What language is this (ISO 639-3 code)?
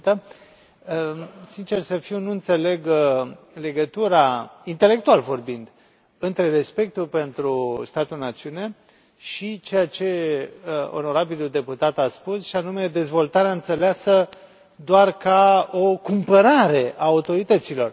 ron